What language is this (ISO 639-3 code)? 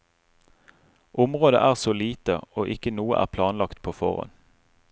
nor